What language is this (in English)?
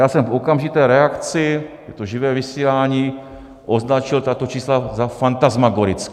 Czech